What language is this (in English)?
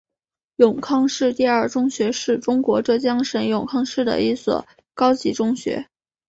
Chinese